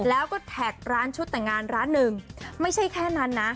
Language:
Thai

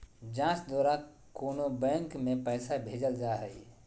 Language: Magahi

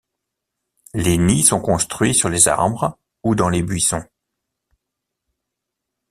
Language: French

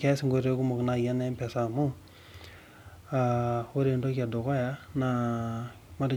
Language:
Masai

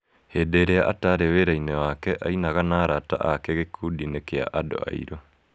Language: Kikuyu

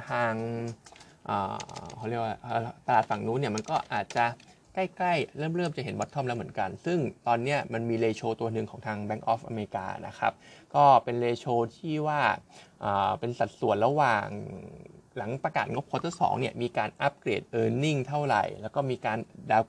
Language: Thai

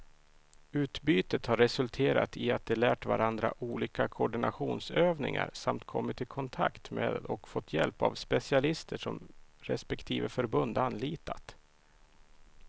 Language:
Swedish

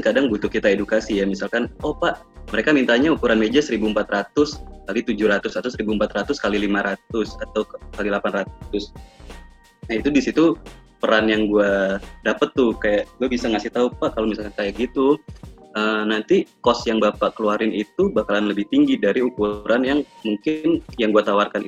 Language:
Indonesian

